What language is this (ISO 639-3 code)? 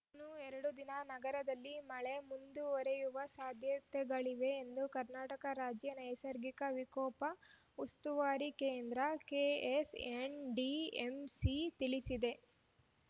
kan